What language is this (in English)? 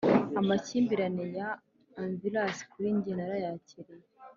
Kinyarwanda